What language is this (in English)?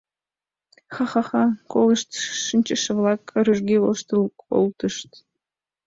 Mari